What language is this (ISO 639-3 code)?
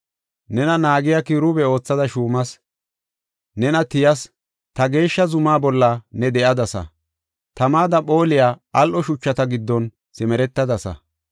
gof